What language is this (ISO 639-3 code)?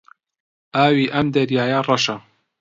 ckb